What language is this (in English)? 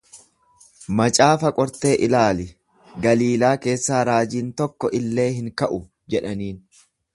Oromo